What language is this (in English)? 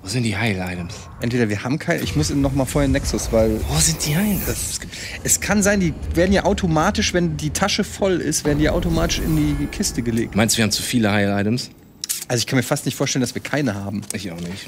German